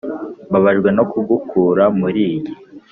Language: Kinyarwanda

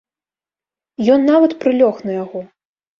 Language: Belarusian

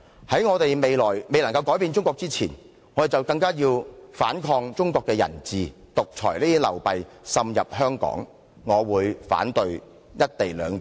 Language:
Cantonese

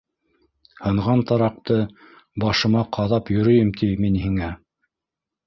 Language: Bashkir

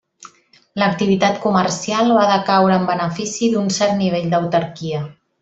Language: Catalan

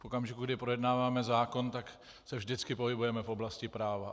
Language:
Czech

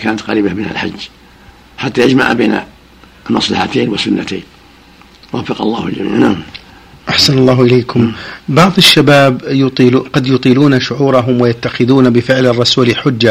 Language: Arabic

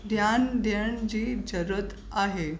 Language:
Sindhi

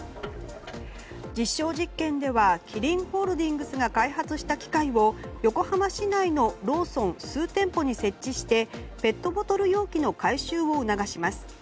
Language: Japanese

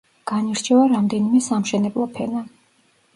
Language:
Georgian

